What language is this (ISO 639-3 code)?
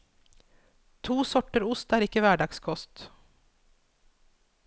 nor